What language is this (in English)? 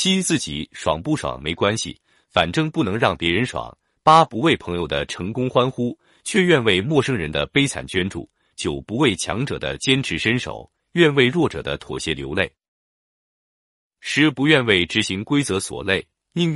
Chinese